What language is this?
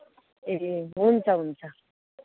Nepali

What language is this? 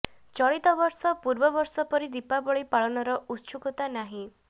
Odia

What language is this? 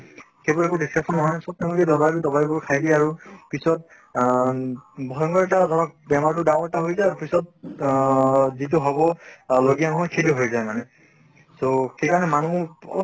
Assamese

